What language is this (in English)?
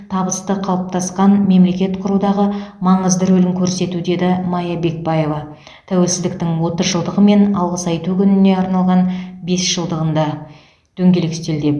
Kazakh